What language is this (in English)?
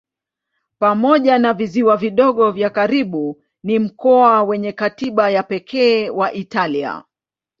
Swahili